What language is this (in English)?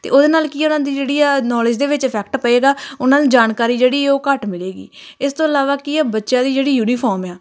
Punjabi